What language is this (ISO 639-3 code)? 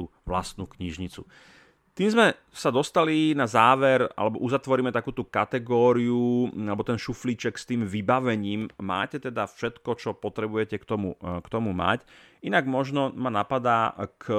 slk